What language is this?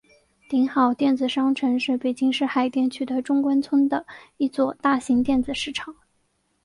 Chinese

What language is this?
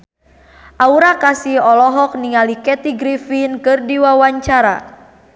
Sundanese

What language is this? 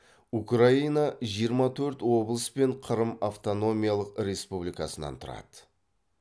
Kazakh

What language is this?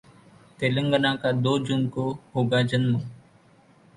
Hindi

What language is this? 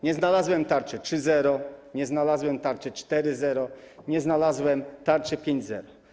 Polish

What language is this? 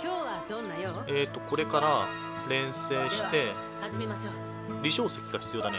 Japanese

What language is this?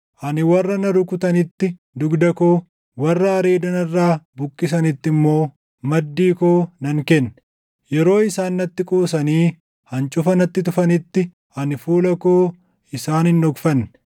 Oromo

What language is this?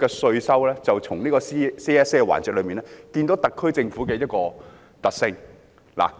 Cantonese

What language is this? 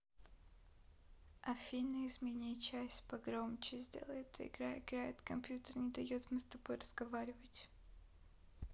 Russian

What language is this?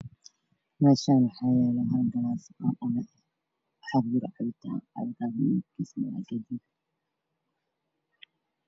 Somali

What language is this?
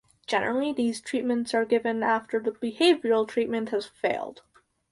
English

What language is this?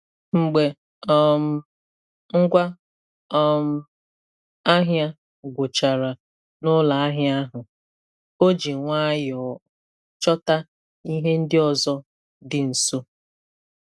Igbo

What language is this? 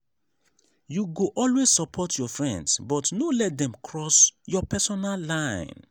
Nigerian Pidgin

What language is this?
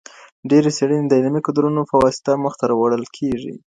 Pashto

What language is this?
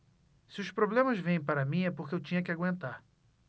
Portuguese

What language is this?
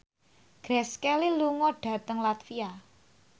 Javanese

